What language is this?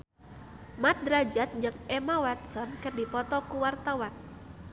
Sundanese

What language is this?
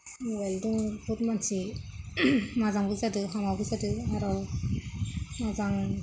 Bodo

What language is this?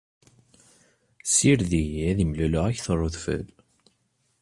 Kabyle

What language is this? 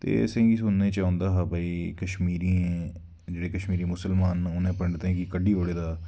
Dogri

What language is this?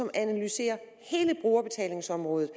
Danish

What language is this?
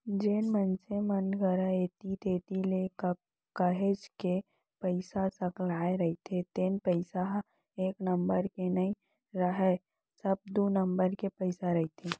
Chhattisgarhi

